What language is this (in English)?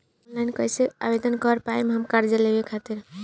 Bhojpuri